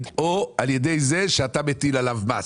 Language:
Hebrew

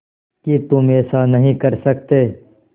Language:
Hindi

